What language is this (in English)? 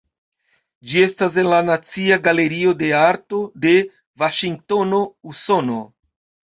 Esperanto